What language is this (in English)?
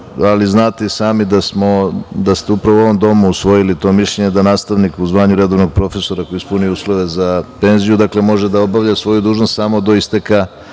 Serbian